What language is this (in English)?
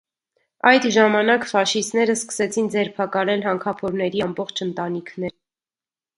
Armenian